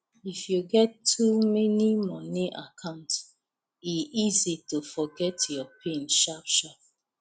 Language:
Nigerian Pidgin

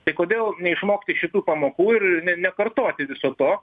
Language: Lithuanian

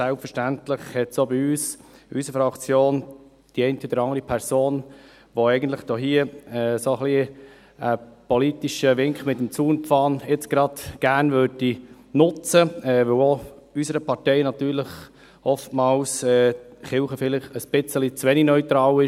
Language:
Swiss German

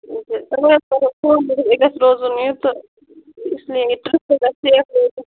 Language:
Kashmiri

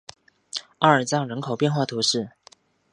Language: Chinese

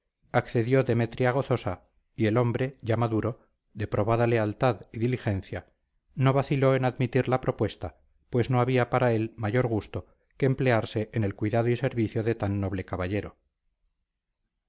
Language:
Spanish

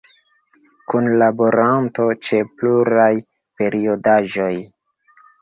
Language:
Esperanto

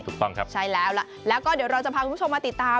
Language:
Thai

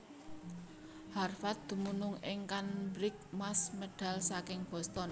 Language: Javanese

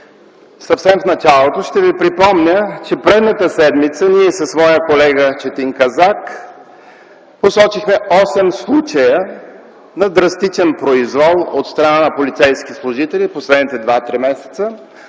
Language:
Bulgarian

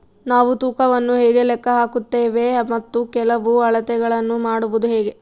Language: Kannada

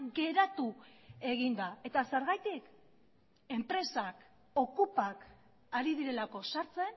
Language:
Basque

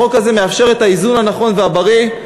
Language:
Hebrew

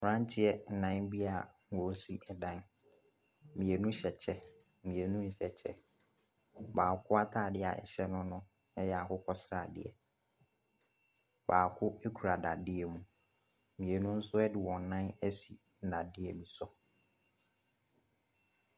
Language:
Akan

